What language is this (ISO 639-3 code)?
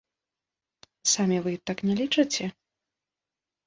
bel